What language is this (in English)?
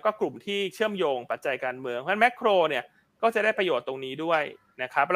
Thai